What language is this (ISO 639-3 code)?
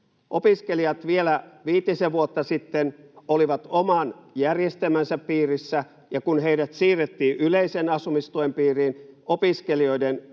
fin